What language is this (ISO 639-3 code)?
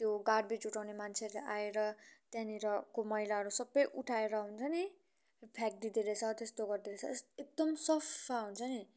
nep